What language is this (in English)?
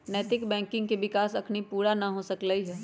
Magahi